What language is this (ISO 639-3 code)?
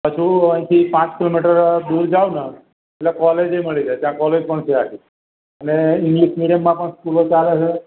guj